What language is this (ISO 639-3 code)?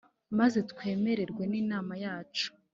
kin